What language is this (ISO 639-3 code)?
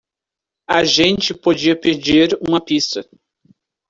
por